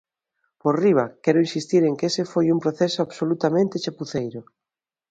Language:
Galician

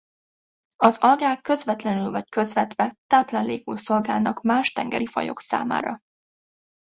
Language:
Hungarian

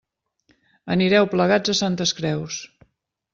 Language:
Catalan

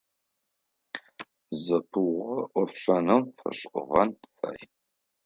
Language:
Adyghe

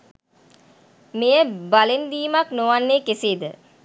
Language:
Sinhala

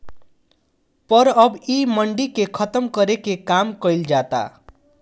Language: Bhojpuri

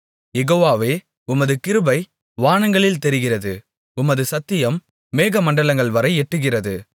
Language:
Tamil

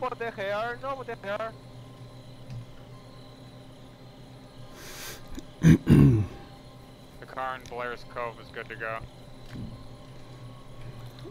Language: Russian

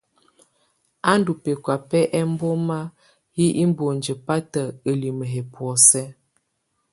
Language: Tunen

